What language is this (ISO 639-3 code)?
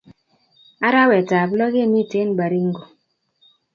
kln